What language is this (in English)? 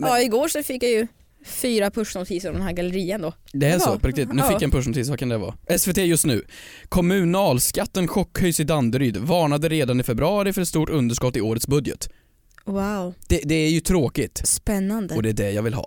Swedish